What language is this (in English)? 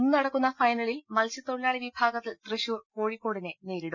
Malayalam